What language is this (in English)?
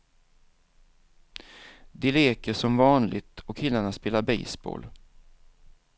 Swedish